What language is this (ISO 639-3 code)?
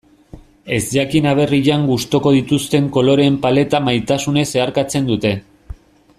eus